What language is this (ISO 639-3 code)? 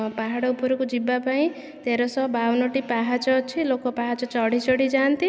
ori